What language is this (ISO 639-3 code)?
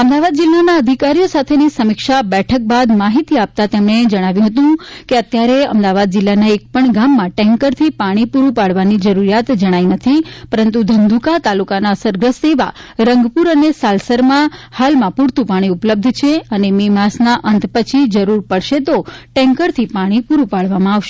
guj